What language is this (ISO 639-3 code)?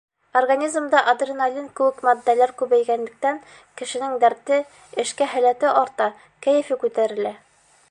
bak